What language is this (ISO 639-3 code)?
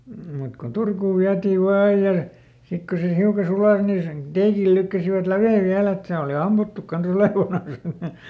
fin